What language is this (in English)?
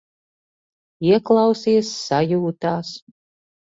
Latvian